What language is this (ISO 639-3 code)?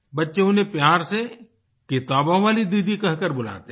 hin